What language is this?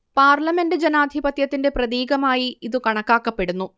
Malayalam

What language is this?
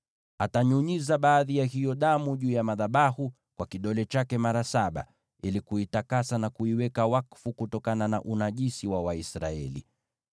Swahili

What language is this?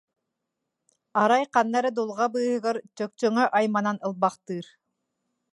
Yakut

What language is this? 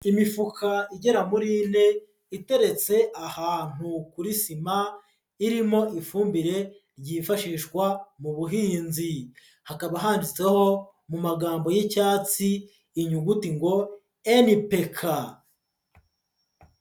Kinyarwanda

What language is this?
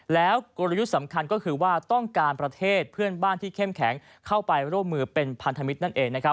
Thai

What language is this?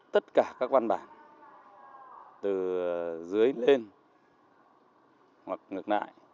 Vietnamese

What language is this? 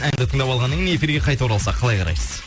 Kazakh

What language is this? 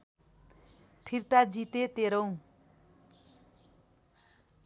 Nepali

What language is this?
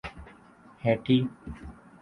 Urdu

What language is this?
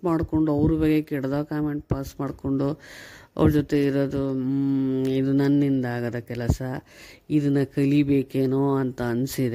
Kannada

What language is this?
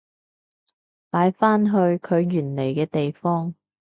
Cantonese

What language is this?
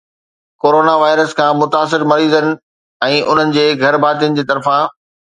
Sindhi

